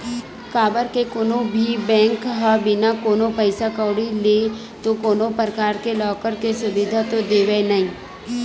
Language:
Chhattisgarhi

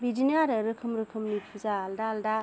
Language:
Bodo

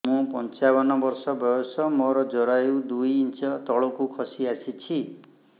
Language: Odia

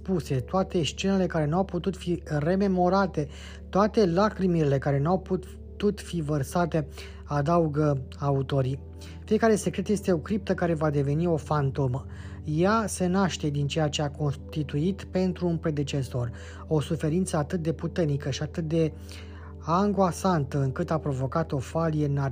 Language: Romanian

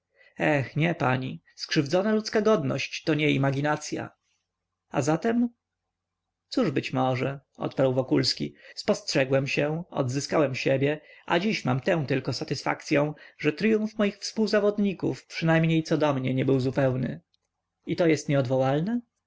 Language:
Polish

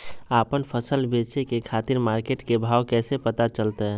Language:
Magahi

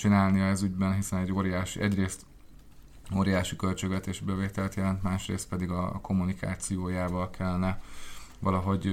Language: Hungarian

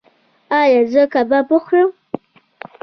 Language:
Pashto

